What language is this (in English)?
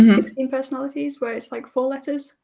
English